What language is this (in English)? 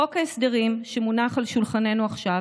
Hebrew